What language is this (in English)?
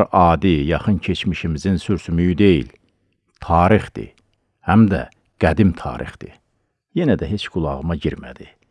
Turkish